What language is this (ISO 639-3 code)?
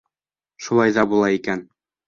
bak